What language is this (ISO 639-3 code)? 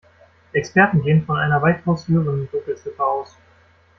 deu